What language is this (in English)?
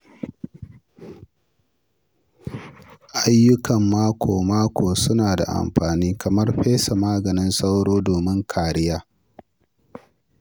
Hausa